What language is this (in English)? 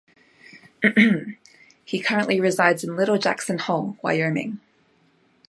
English